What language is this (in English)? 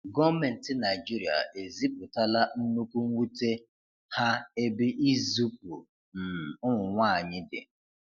Igbo